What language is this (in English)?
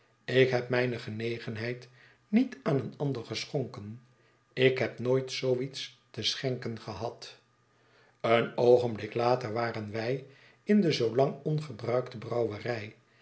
Dutch